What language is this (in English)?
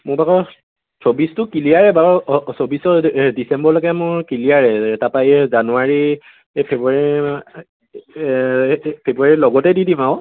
Assamese